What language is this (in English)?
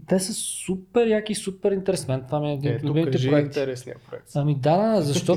Bulgarian